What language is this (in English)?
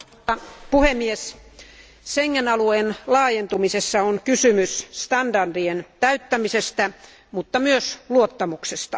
Finnish